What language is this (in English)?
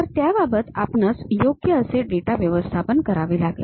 Marathi